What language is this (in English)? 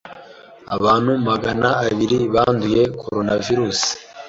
Kinyarwanda